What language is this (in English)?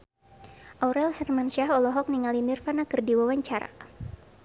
Sundanese